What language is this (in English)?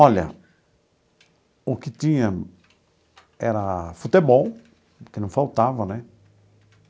Portuguese